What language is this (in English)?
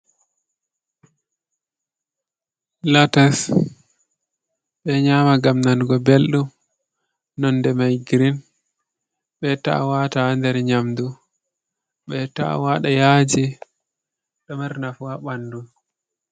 Fula